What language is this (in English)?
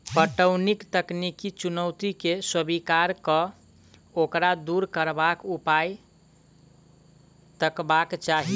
Maithili